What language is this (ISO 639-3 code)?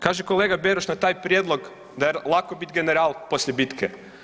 hrv